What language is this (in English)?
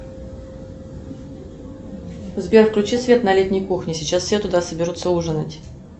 Russian